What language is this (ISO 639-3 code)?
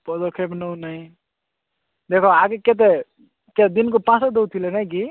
ori